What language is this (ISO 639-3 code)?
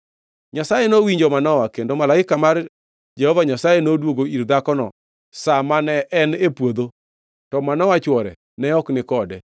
luo